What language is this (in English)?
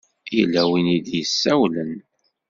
Kabyle